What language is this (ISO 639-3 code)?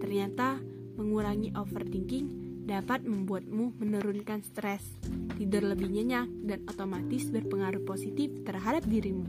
ind